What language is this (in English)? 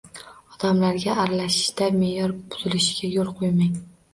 Uzbek